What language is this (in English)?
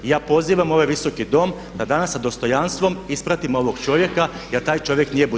Croatian